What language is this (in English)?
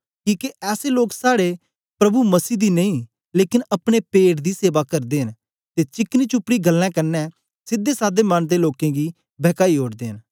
Dogri